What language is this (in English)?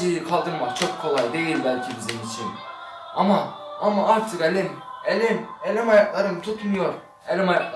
Turkish